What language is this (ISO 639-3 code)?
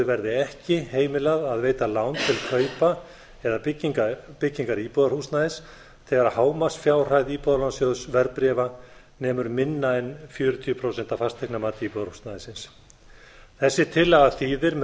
isl